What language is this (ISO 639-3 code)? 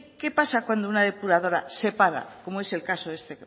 spa